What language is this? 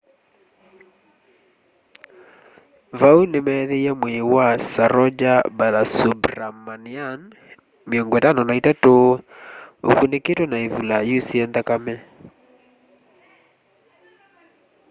Kamba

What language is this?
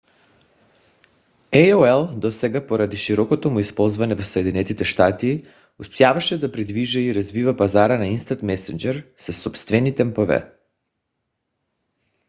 Bulgarian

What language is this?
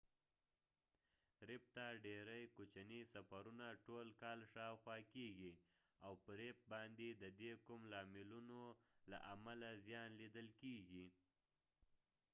Pashto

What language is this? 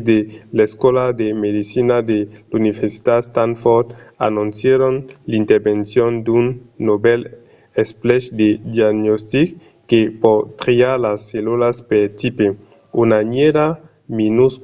Occitan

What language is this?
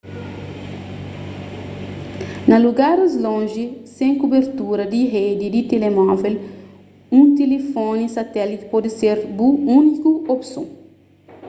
Kabuverdianu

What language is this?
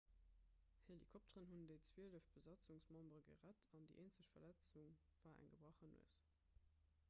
Luxembourgish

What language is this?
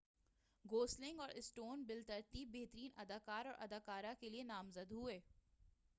Urdu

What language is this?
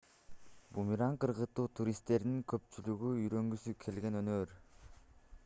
Kyrgyz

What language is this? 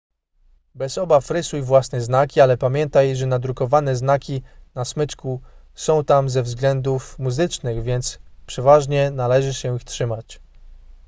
Polish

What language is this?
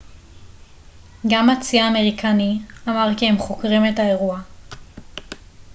Hebrew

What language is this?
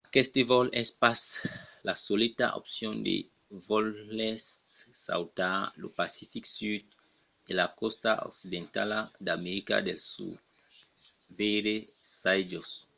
Occitan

